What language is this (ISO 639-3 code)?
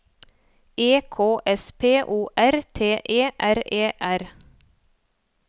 nor